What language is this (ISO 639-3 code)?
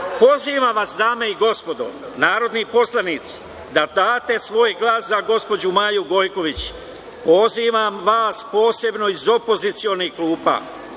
srp